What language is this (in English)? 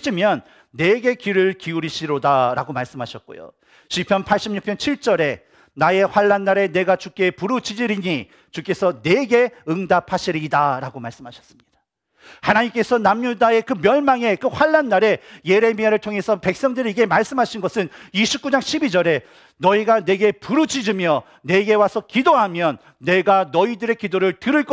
Korean